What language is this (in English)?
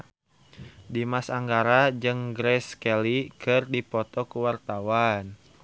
Sundanese